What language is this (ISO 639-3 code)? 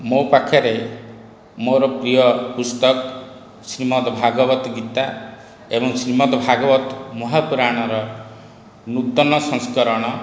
ori